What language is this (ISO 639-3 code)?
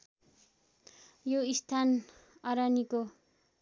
nep